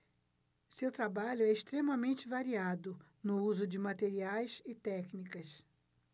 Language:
Portuguese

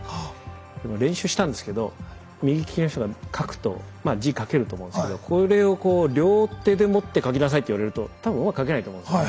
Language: Japanese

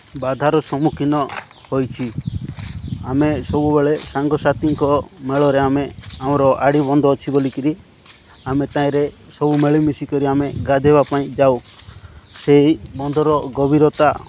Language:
Odia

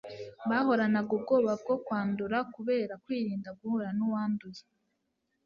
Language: Kinyarwanda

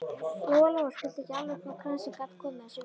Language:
Icelandic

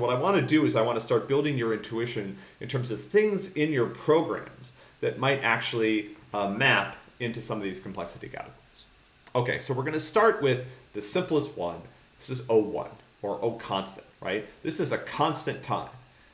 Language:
English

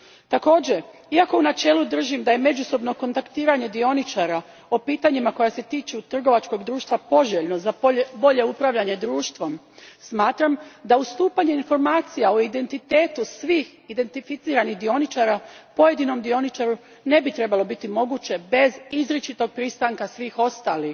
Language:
Croatian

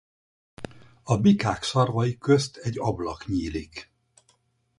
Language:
Hungarian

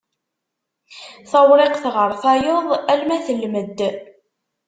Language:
Kabyle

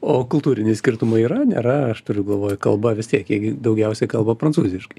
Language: Lithuanian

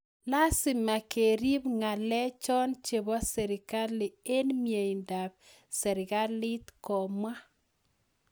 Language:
Kalenjin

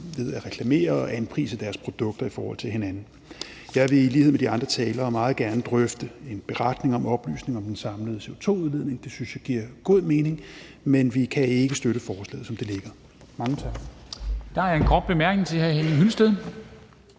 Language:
Danish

